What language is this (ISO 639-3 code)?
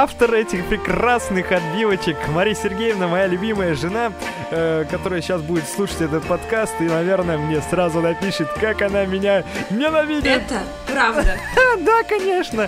rus